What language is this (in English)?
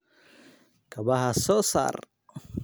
Somali